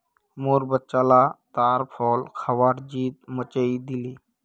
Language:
Magahi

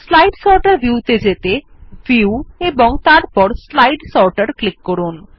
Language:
Bangla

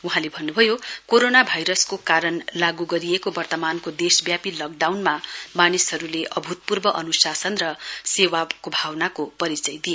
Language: Nepali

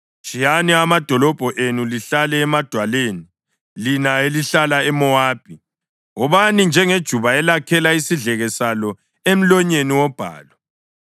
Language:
North Ndebele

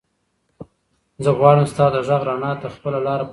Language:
Pashto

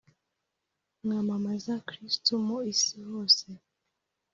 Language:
Kinyarwanda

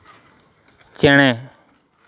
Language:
Santali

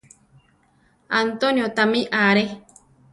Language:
Central Tarahumara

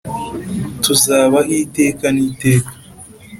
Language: Kinyarwanda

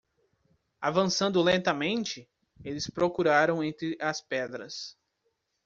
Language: Portuguese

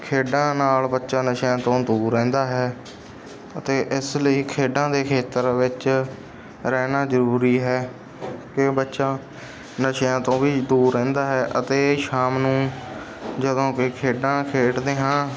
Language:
Punjabi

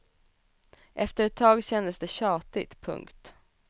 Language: Swedish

